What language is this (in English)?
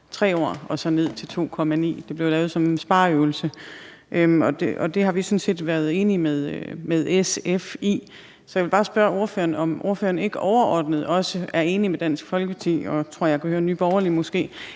Danish